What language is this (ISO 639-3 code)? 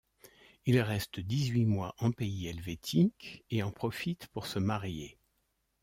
fra